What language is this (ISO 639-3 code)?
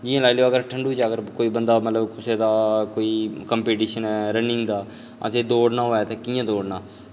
doi